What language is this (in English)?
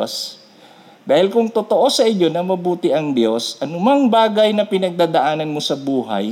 Filipino